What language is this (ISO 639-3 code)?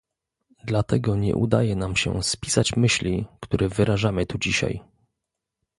pol